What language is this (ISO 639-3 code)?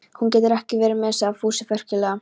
isl